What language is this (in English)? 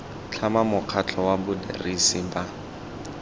Tswana